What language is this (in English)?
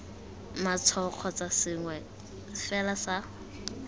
Tswana